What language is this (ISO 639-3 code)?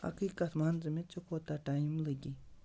kas